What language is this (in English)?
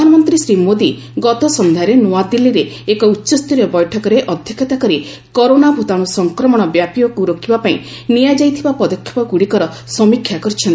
Odia